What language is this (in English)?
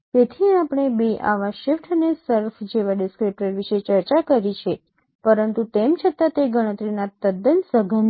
Gujarati